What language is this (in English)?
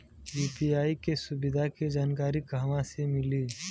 Bhojpuri